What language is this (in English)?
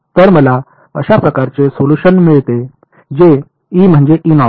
Marathi